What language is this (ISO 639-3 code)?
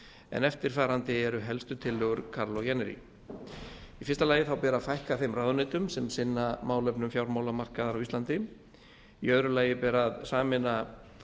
isl